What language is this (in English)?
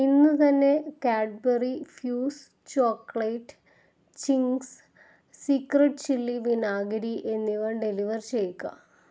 Malayalam